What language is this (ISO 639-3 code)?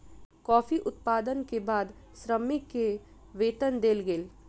mai